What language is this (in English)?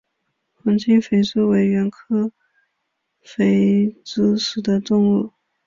Chinese